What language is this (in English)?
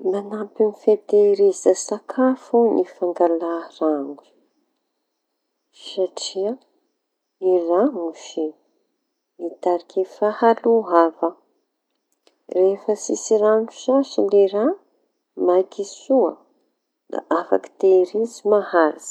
Tanosy Malagasy